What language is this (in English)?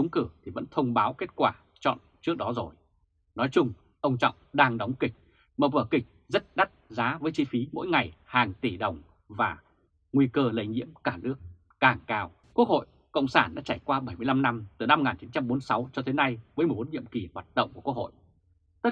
Vietnamese